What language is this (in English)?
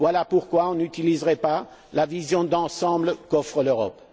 French